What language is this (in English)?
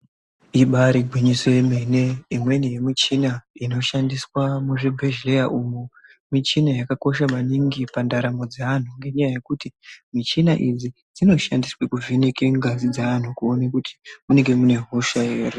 Ndau